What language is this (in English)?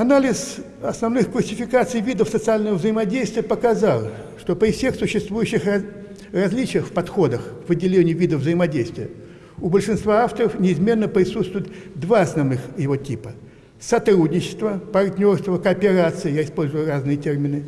Russian